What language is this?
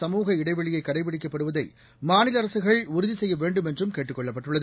Tamil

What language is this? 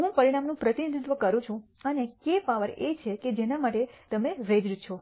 Gujarati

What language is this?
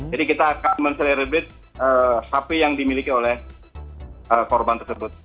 Indonesian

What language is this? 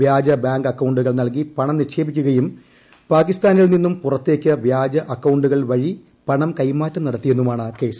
Malayalam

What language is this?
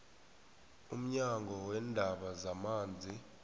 South Ndebele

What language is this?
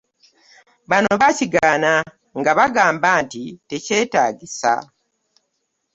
Ganda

